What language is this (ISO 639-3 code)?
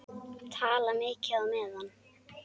isl